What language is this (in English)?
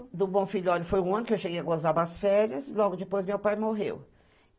Portuguese